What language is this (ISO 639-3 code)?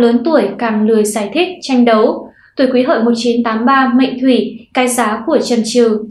vie